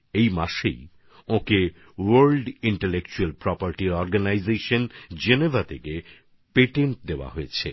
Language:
Bangla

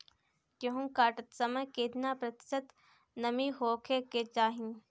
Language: Bhojpuri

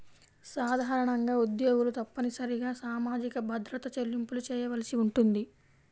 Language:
Telugu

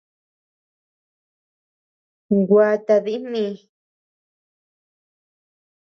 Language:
Tepeuxila Cuicatec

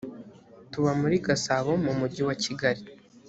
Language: Kinyarwanda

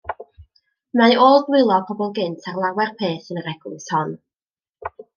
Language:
Welsh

